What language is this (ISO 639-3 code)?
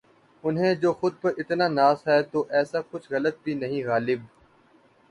urd